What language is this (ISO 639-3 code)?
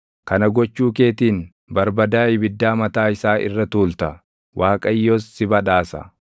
orm